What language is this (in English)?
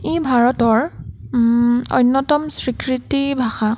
Assamese